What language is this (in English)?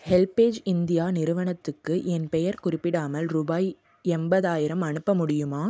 Tamil